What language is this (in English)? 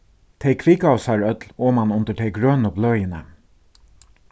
Faroese